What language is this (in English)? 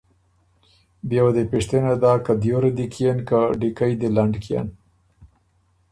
Ormuri